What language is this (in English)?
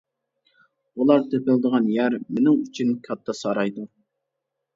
Uyghur